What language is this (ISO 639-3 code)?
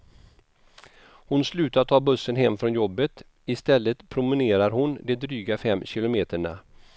swe